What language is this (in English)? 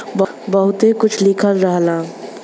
Bhojpuri